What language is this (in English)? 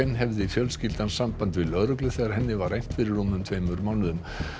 Icelandic